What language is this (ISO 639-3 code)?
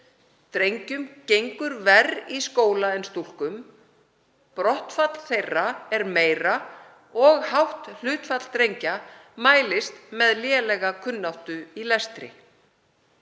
isl